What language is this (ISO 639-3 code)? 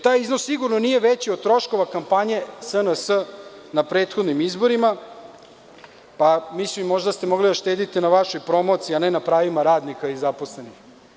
srp